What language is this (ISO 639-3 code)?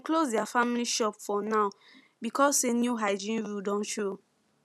pcm